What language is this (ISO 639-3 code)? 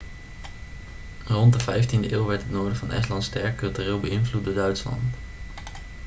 nld